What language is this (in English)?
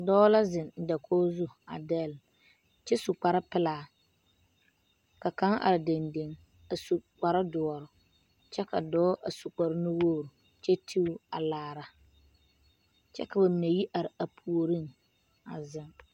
Southern Dagaare